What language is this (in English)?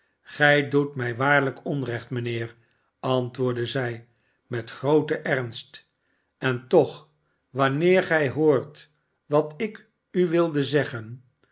Dutch